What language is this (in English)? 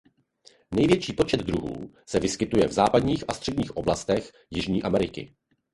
Czech